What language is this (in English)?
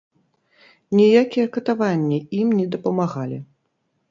Belarusian